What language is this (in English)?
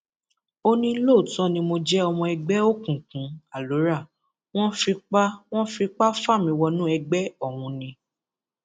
Yoruba